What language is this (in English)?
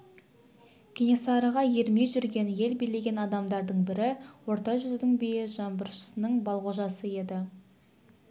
Kazakh